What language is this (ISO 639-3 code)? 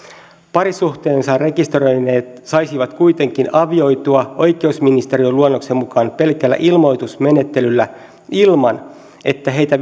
fin